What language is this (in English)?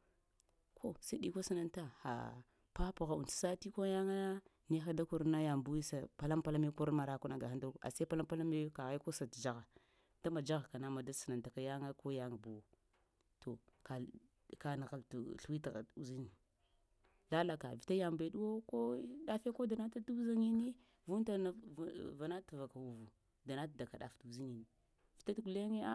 Lamang